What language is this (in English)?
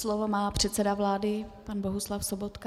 Czech